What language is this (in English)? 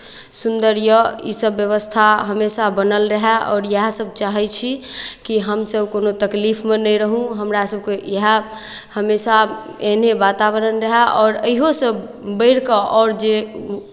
Maithili